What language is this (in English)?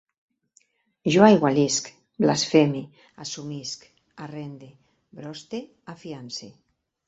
Catalan